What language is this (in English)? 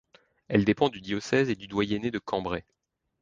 French